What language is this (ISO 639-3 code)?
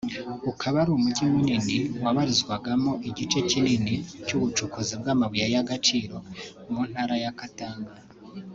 kin